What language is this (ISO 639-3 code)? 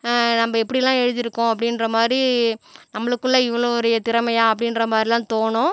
tam